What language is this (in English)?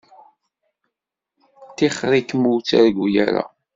Kabyle